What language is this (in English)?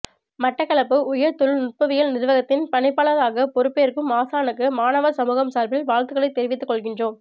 Tamil